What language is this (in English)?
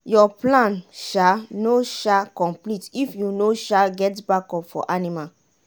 Nigerian Pidgin